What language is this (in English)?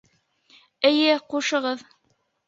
Bashkir